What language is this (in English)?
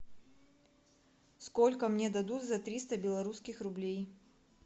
Russian